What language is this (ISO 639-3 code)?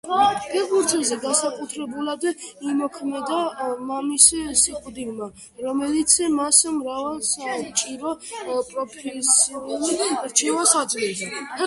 kat